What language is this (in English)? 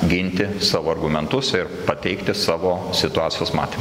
Lithuanian